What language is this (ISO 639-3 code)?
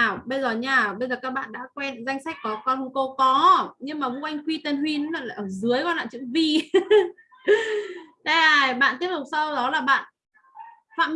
vie